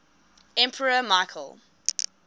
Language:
English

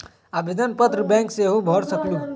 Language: Magahi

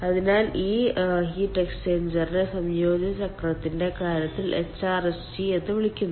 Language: Malayalam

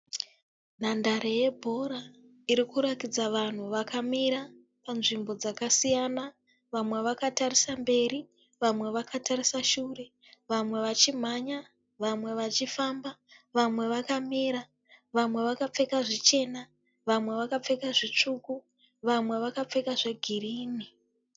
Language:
Shona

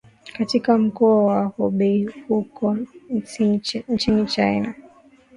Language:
Swahili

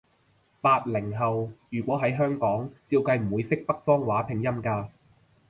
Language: Cantonese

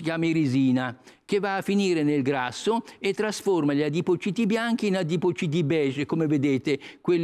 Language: Italian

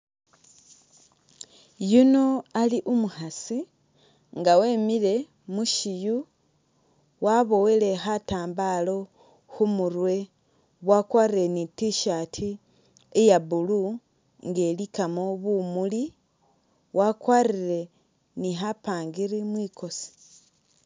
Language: Masaaba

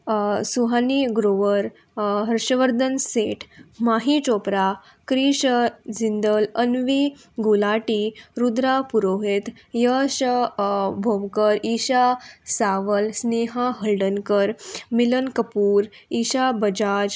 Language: Konkani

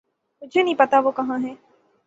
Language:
Urdu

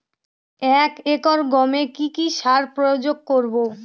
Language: Bangla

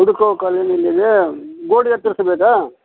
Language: Kannada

